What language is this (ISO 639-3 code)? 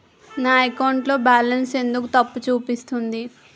tel